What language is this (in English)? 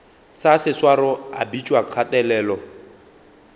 Northern Sotho